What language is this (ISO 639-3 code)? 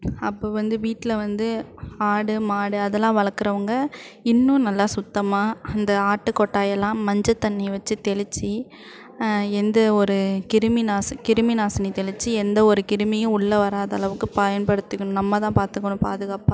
tam